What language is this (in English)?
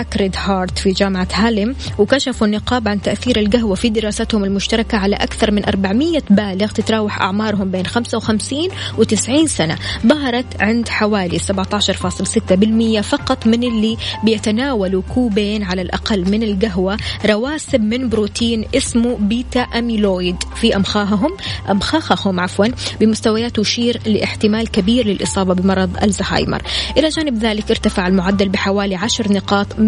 Arabic